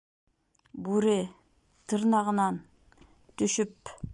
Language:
Bashkir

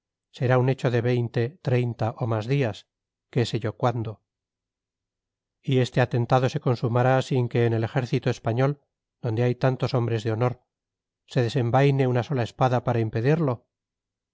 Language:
Spanish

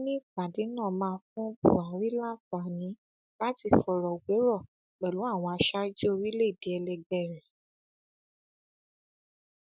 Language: Yoruba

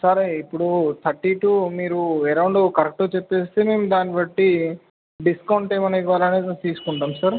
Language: Telugu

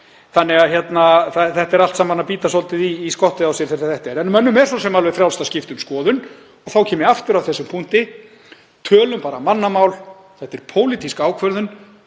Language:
Icelandic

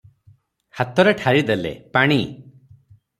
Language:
Odia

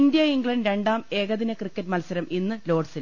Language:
Malayalam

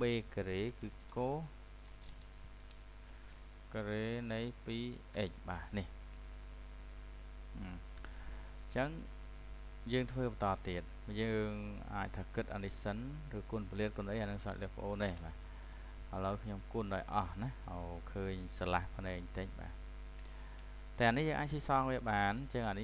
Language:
Vietnamese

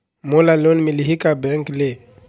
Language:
Chhattisgarhi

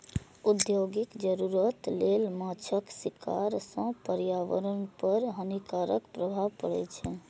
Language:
Maithili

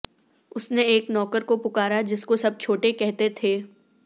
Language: Urdu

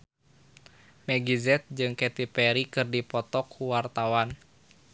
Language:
Sundanese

